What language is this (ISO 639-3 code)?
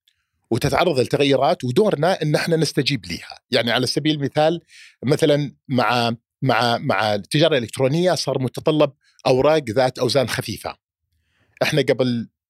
ara